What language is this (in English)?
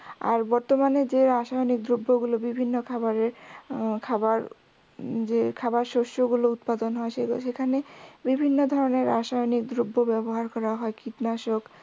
Bangla